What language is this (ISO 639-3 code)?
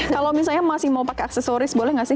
ind